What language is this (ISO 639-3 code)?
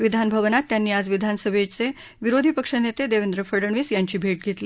mar